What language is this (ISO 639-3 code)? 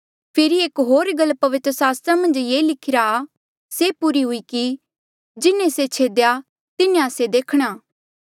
mjl